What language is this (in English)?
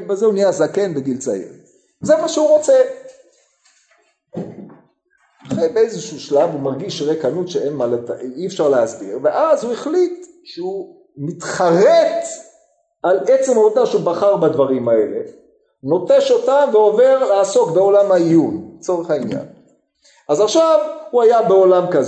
Hebrew